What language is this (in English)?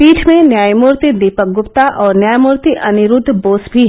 Hindi